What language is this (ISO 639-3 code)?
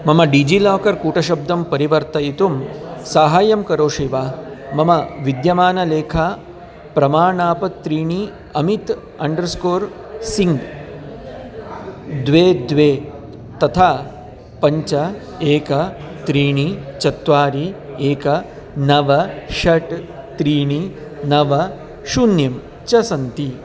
san